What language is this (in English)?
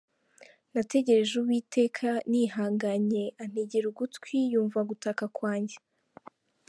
Kinyarwanda